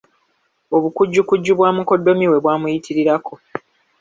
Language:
Ganda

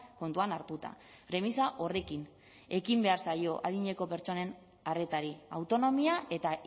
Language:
Basque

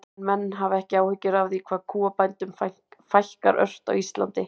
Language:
Icelandic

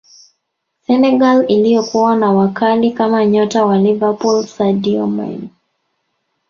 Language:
Swahili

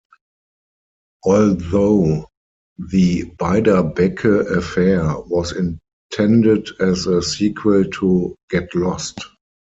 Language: English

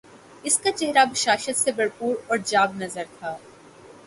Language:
Urdu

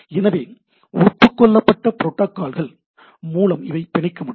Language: Tamil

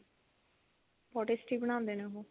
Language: Punjabi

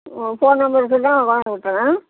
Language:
Tamil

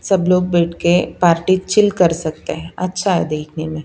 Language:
Hindi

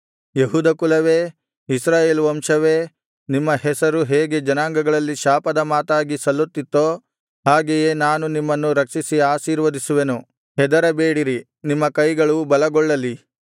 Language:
Kannada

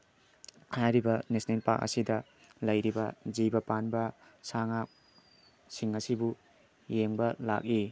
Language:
Manipuri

